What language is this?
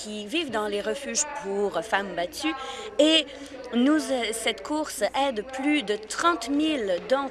French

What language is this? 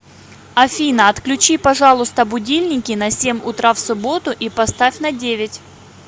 Russian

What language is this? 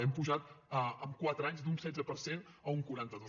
Catalan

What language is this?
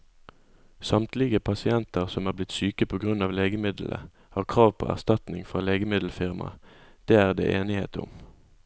Norwegian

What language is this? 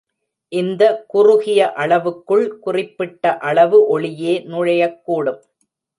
Tamil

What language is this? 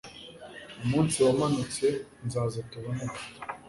Kinyarwanda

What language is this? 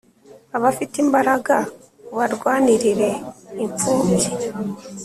Kinyarwanda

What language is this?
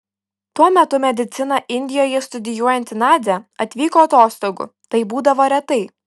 Lithuanian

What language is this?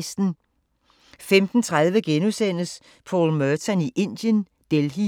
Danish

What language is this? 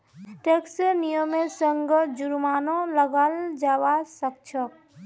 Magahi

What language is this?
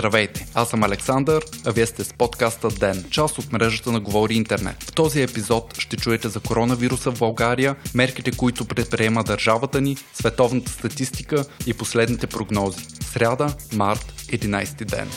Bulgarian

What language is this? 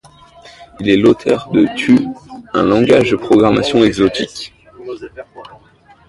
French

